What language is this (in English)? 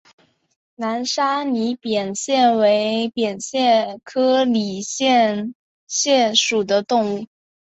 Chinese